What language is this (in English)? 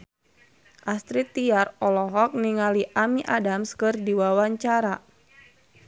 Sundanese